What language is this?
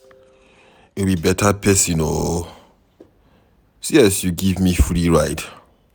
Nigerian Pidgin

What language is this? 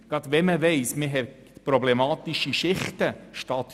Swiss German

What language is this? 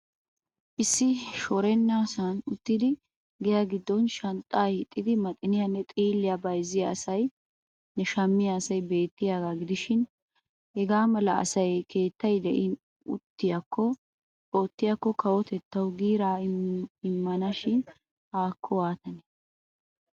Wolaytta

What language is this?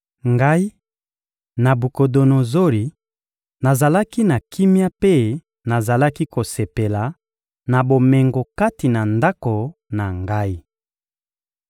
Lingala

